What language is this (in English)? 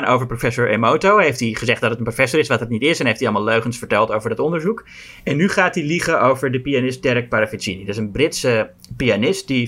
Dutch